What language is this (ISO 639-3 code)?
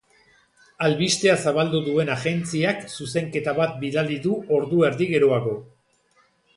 eus